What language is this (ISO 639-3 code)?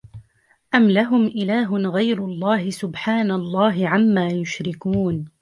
ara